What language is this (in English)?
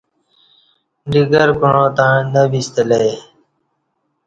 Kati